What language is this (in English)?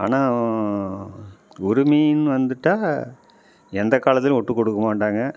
Tamil